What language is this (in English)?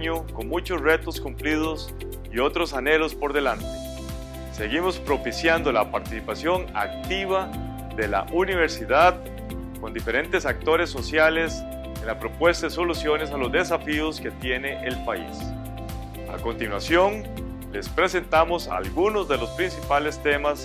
Spanish